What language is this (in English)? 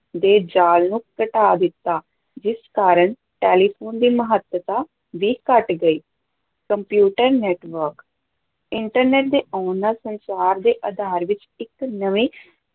Punjabi